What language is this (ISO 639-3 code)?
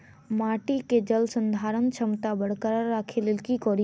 mai